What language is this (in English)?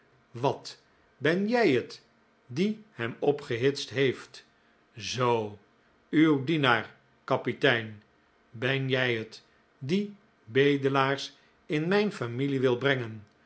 Dutch